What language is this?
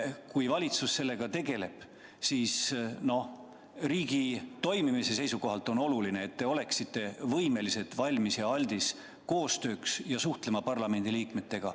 Estonian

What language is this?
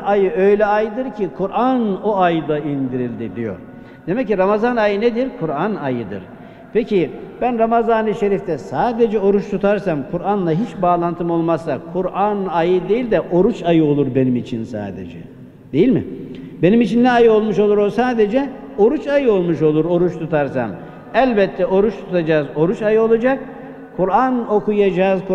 Turkish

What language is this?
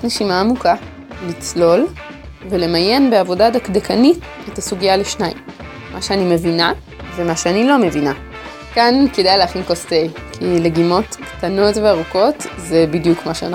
Hebrew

